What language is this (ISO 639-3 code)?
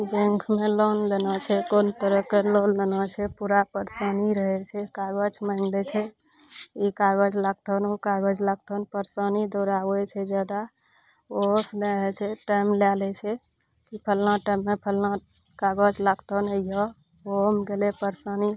mai